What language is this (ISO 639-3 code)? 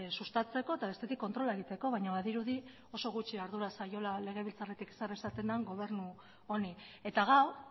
eus